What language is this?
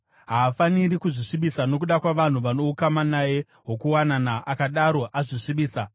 Shona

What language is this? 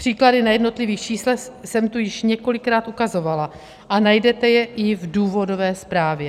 Czech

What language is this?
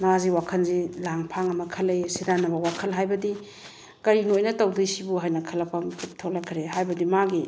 Manipuri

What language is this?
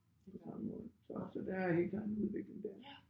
Danish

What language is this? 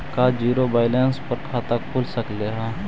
Magahi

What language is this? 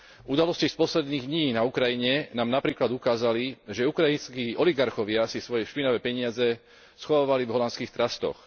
Slovak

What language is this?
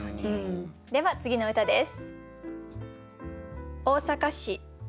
Japanese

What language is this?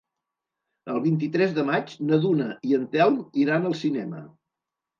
Catalan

